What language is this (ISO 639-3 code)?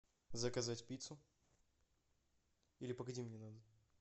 rus